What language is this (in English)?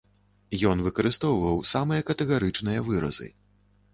Belarusian